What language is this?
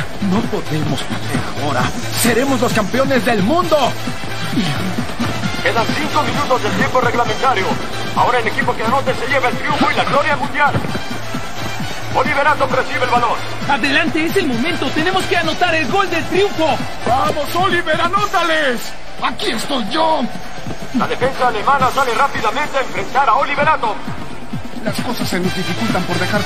Spanish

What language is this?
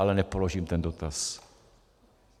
Czech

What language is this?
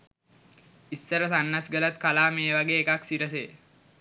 Sinhala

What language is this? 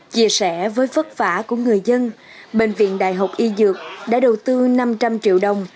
Vietnamese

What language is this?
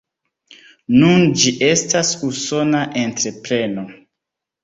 Esperanto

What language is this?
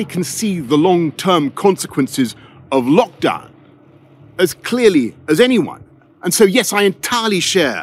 Italian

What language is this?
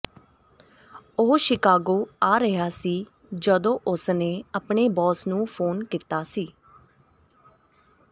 Punjabi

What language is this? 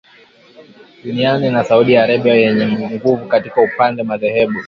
Swahili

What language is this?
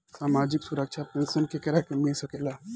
Bhojpuri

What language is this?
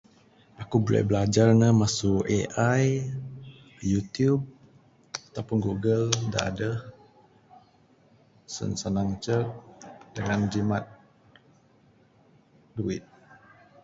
Bukar-Sadung Bidayuh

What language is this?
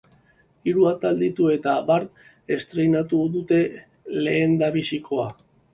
Basque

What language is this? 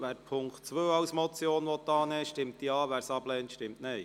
Swiss German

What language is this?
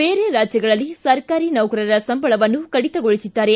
Kannada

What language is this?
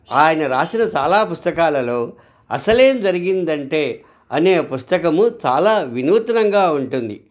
Telugu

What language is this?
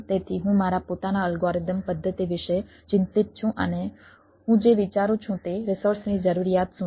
Gujarati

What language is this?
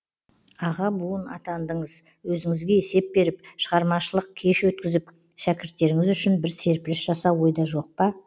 Kazakh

